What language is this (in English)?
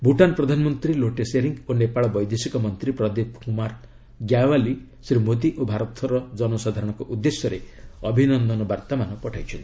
Odia